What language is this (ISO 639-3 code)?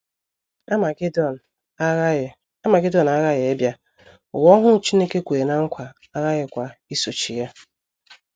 ibo